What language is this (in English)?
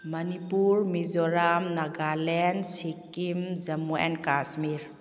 Manipuri